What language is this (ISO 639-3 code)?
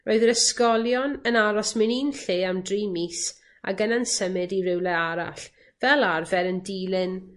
cym